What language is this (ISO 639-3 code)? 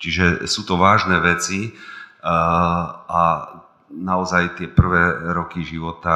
slk